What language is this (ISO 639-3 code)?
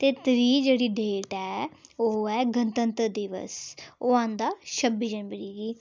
doi